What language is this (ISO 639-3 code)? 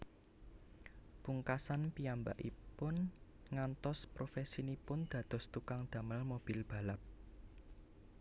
jav